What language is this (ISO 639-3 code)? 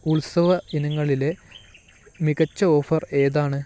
mal